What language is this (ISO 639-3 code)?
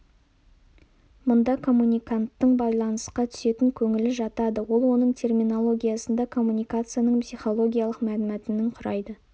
kaz